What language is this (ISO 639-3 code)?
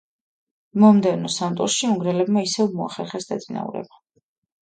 kat